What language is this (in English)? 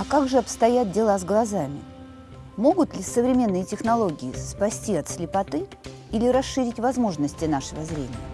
Russian